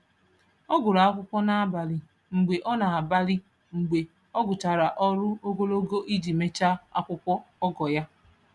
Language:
Igbo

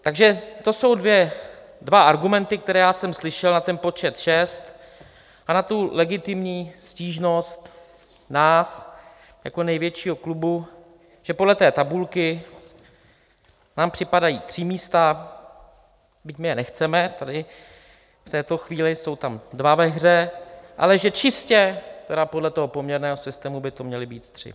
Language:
Czech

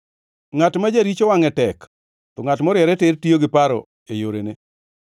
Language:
Luo (Kenya and Tanzania)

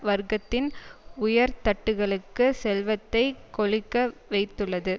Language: Tamil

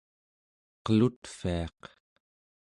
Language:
Central Yupik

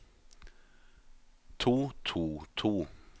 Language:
Norwegian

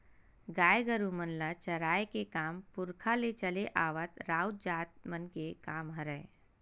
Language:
Chhattisgarhi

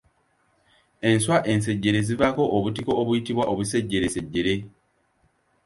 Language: Ganda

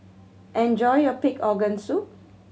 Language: English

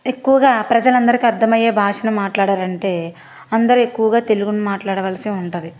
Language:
Telugu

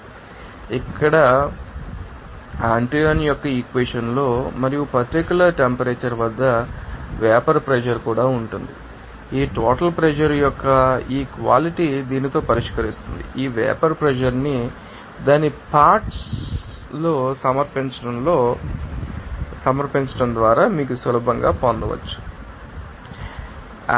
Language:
Telugu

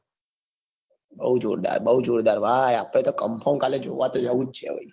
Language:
Gujarati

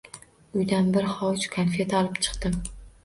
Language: Uzbek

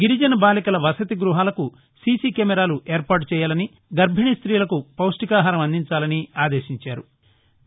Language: Telugu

